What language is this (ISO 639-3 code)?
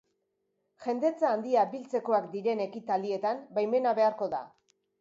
eus